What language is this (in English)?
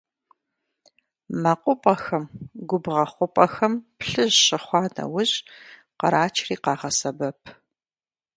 Kabardian